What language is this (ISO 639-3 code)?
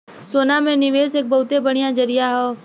bho